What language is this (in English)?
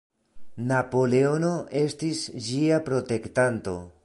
Esperanto